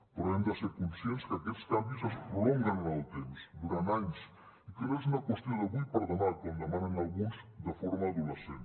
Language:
Catalan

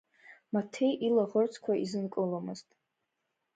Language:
Abkhazian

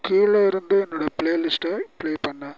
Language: Tamil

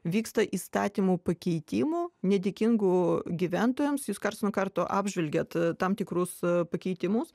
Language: Lithuanian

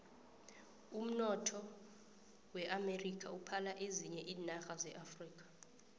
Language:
South Ndebele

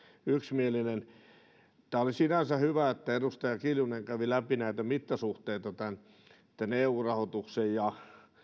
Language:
Finnish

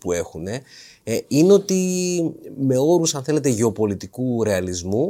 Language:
Greek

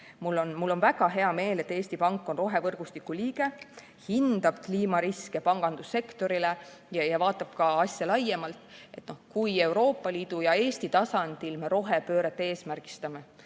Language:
Estonian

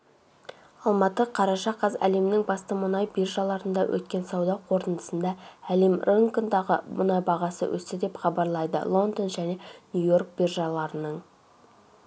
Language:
Kazakh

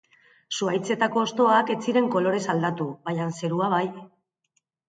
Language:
Basque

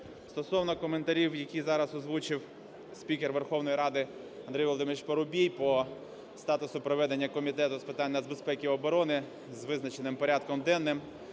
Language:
Ukrainian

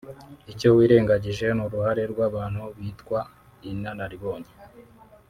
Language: Kinyarwanda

